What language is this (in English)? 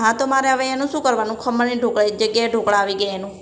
Gujarati